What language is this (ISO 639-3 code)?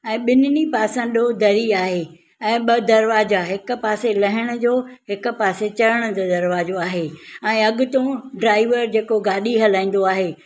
snd